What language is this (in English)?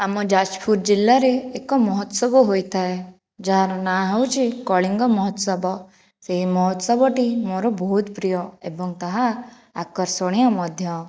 Odia